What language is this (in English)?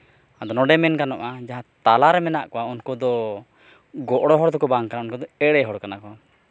Santali